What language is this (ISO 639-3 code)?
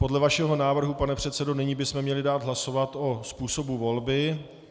ces